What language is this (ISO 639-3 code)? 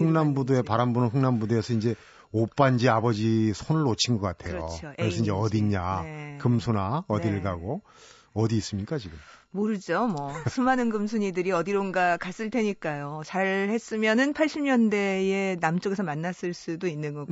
kor